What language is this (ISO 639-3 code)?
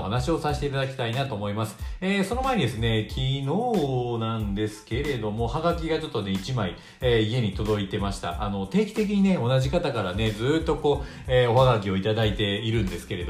jpn